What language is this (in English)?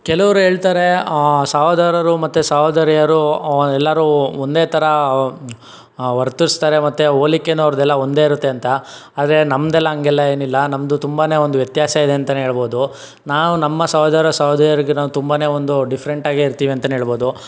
Kannada